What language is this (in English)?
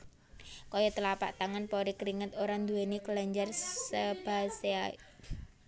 Javanese